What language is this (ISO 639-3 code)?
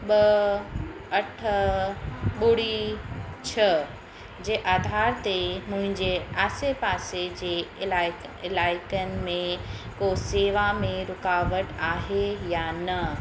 snd